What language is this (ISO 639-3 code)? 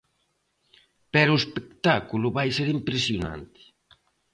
glg